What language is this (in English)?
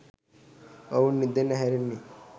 Sinhala